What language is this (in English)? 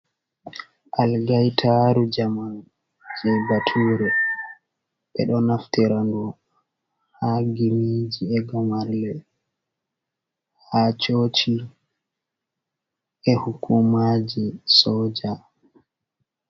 Fula